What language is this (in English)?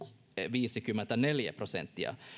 Finnish